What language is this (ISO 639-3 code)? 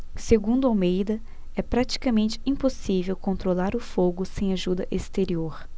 por